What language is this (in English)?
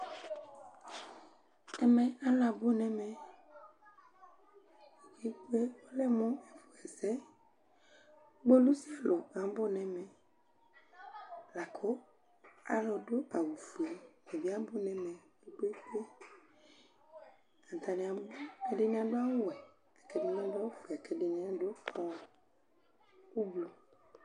Ikposo